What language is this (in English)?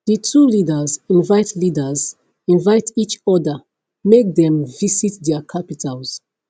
Nigerian Pidgin